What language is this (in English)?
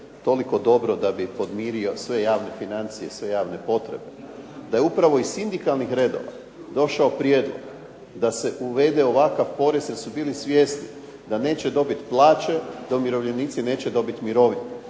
Croatian